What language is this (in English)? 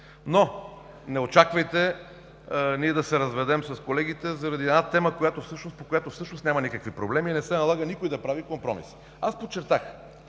Bulgarian